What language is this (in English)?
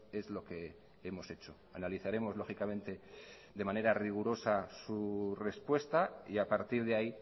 Spanish